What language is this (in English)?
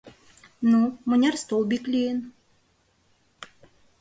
Mari